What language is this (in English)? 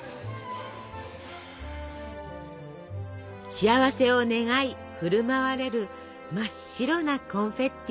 Japanese